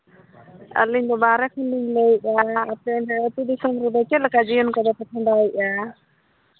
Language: Santali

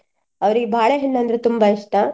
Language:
Kannada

